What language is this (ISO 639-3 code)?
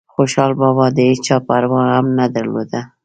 pus